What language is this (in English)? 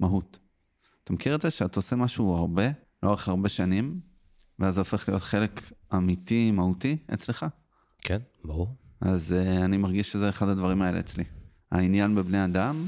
Hebrew